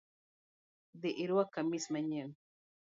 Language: Luo (Kenya and Tanzania)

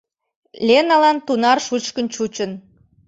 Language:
Mari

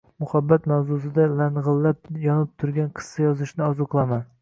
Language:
Uzbek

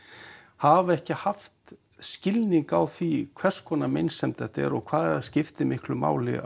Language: Icelandic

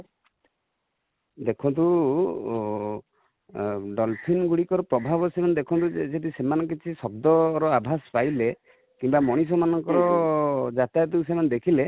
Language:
Odia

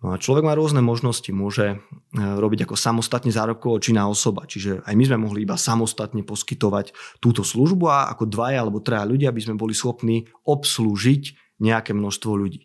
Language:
Slovak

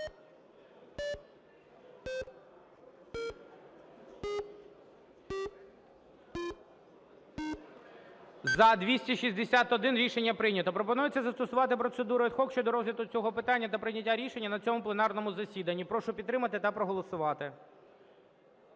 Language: Ukrainian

